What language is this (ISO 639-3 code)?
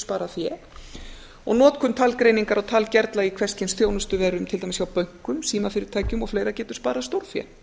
isl